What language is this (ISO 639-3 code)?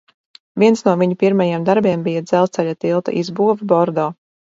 lav